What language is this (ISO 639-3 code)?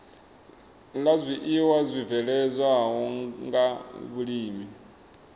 ven